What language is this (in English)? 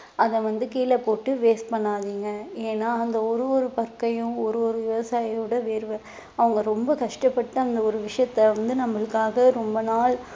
Tamil